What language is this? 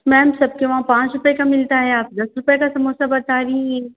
Hindi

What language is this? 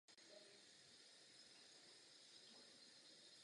Czech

